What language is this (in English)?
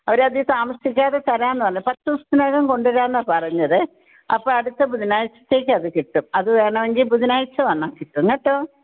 Malayalam